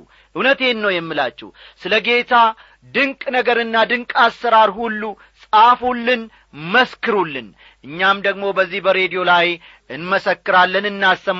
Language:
Amharic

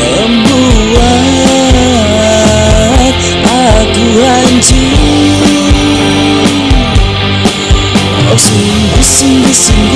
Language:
Indonesian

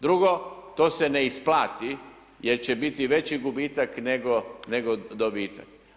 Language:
Croatian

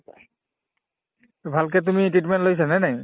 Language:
Assamese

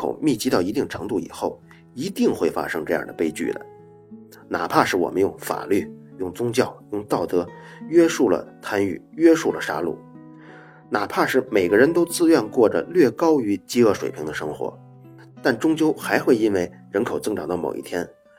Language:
Chinese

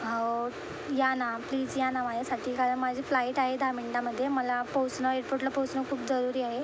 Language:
Marathi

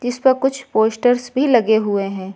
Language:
Hindi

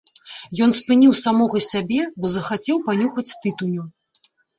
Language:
Belarusian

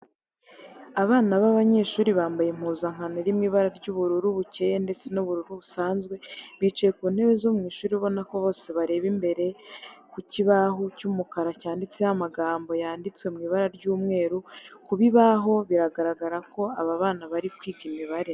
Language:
Kinyarwanda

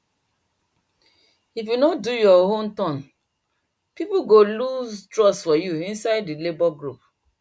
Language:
Nigerian Pidgin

